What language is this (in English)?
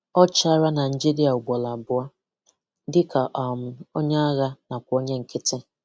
Igbo